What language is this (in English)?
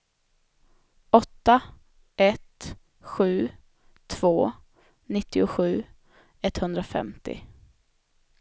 Swedish